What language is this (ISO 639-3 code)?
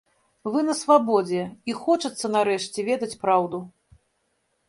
bel